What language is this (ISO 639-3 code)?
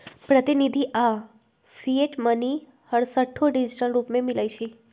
mag